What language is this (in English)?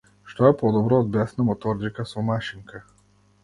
Macedonian